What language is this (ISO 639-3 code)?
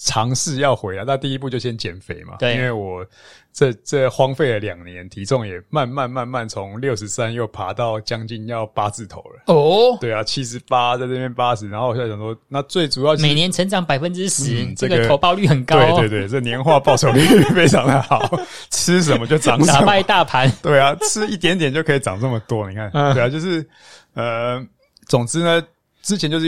zho